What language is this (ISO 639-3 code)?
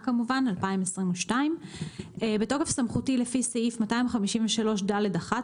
heb